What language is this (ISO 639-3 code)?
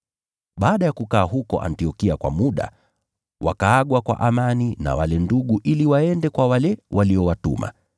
swa